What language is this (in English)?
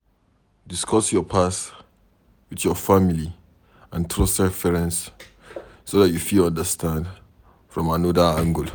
Nigerian Pidgin